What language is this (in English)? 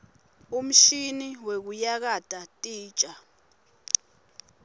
Swati